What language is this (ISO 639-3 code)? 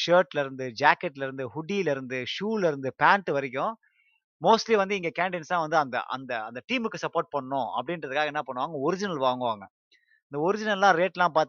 tam